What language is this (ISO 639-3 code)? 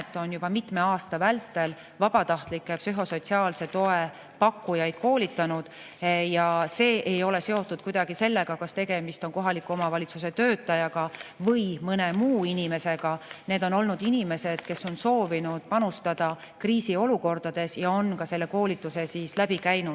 est